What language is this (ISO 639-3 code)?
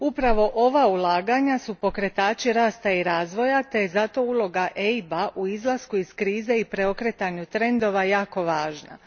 hrv